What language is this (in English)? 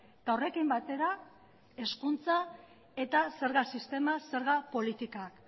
Basque